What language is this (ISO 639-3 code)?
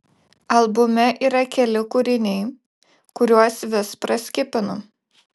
lit